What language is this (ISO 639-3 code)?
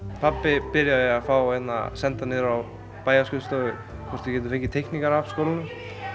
isl